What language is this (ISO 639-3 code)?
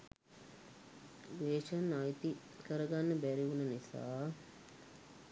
sin